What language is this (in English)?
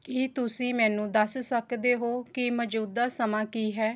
Punjabi